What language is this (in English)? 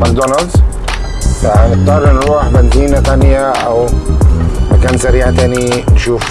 Arabic